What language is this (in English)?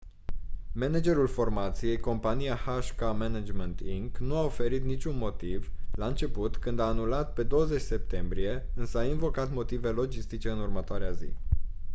Romanian